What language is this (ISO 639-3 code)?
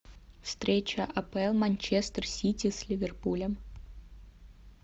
rus